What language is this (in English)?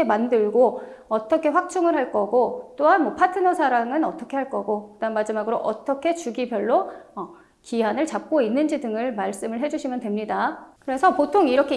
Korean